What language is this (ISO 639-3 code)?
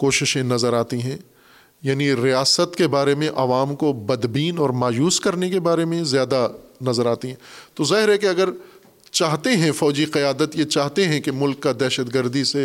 urd